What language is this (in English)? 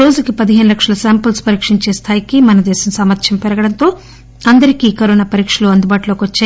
Telugu